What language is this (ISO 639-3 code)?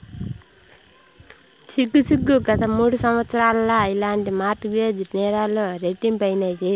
tel